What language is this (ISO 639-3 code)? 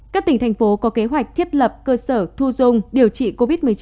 vie